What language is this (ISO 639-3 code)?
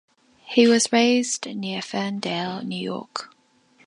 eng